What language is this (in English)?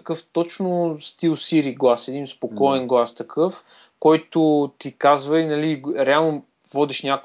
Bulgarian